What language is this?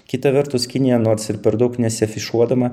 Lithuanian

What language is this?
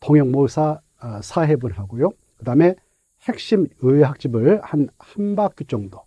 Korean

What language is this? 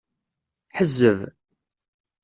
Kabyle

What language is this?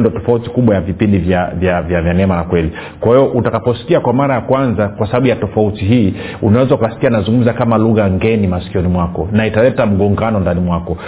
Swahili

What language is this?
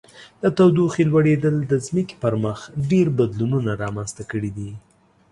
Pashto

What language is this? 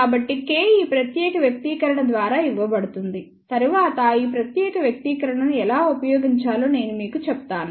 Telugu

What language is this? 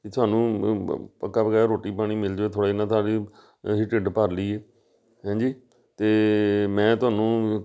Punjabi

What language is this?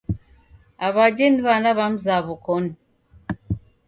Taita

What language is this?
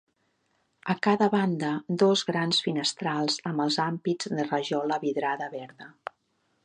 Catalan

